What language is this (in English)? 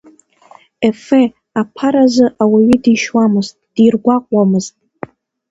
Abkhazian